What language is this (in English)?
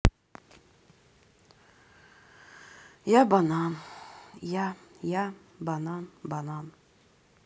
Russian